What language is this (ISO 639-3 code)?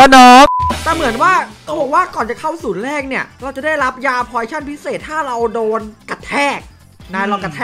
tha